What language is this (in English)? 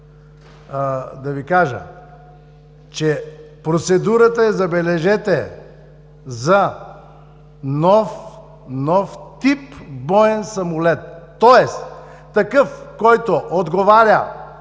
Bulgarian